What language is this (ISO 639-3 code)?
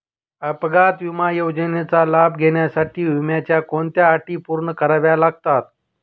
mar